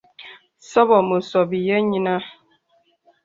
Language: Bebele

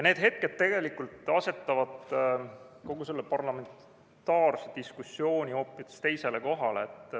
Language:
Estonian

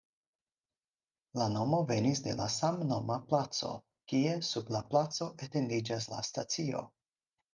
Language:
Esperanto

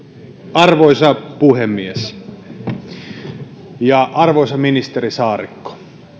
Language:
Finnish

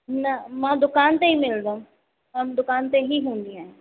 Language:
Sindhi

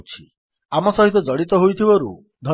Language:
Odia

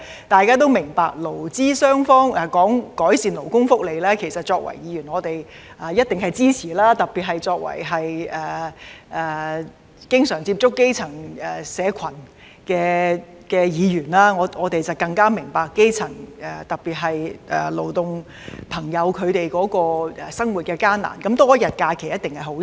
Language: Cantonese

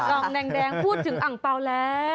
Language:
Thai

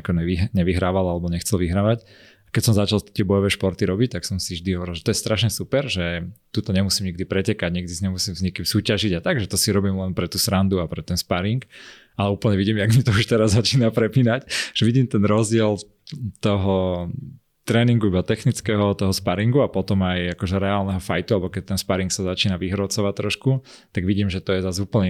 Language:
Slovak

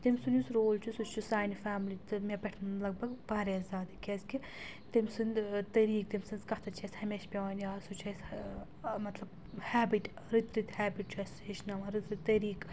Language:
Kashmiri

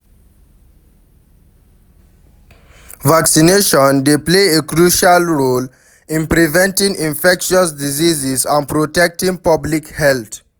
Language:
Nigerian Pidgin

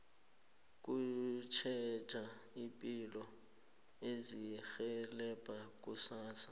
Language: South Ndebele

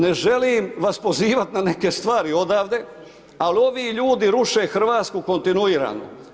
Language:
Croatian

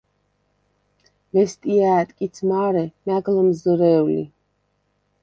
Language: Svan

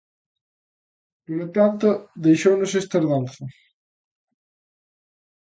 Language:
Galician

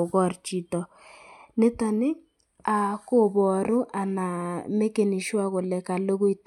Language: Kalenjin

